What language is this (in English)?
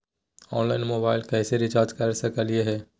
Magahi